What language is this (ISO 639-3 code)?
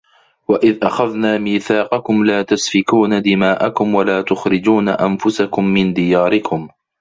ara